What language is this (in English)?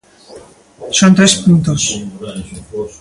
Galician